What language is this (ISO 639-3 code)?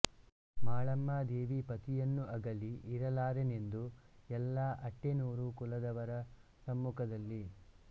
kan